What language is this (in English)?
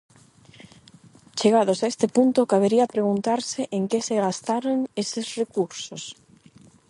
Galician